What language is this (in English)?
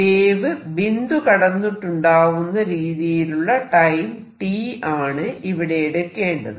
Malayalam